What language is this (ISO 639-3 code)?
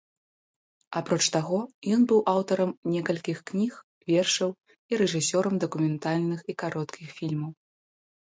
bel